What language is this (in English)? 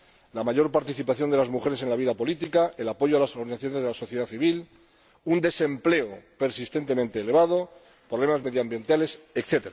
Spanish